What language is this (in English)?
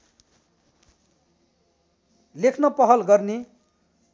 Nepali